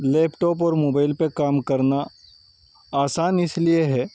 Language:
Urdu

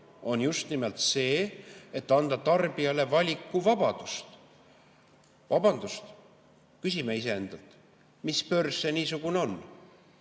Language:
Estonian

